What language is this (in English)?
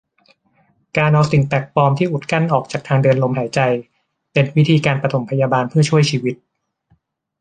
Thai